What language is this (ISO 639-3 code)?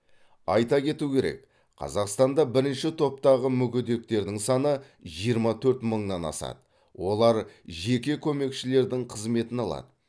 kaz